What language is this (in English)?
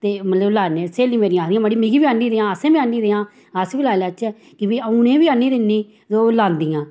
Dogri